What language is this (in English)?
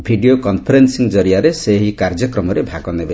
Odia